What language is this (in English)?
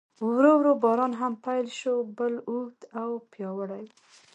Pashto